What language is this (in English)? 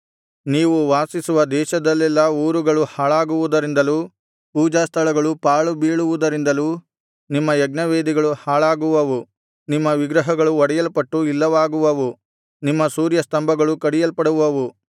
Kannada